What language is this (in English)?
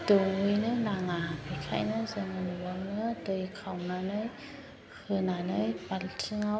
Bodo